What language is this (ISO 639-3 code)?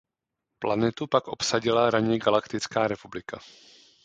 ces